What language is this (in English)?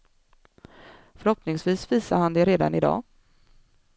Swedish